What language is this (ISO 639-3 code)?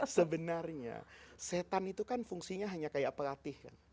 ind